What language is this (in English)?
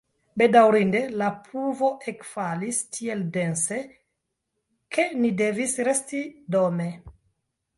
Esperanto